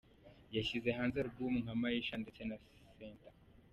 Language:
Kinyarwanda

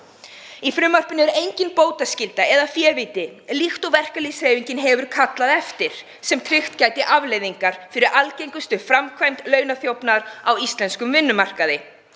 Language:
Icelandic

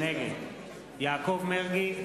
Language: Hebrew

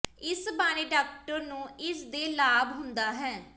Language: Punjabi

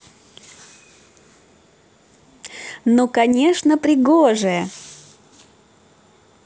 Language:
Russian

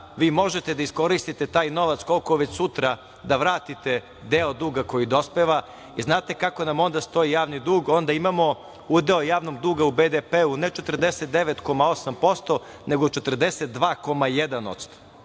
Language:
Serbian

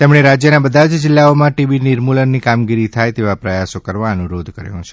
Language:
Gujarati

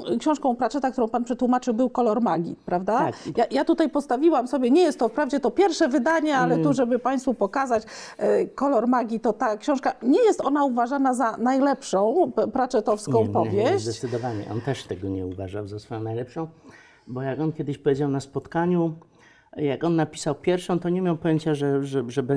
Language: Polish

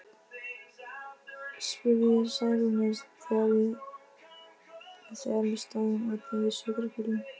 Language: Icelandic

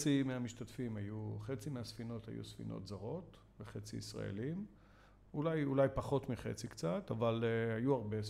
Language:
Hebrew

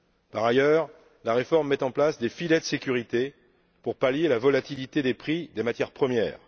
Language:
French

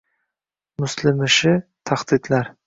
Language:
Uzbek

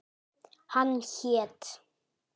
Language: Icelandic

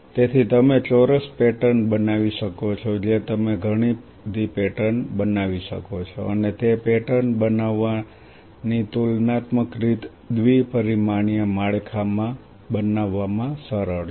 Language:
Gujarati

